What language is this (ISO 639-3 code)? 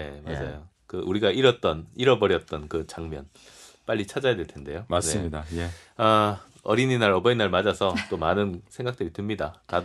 kor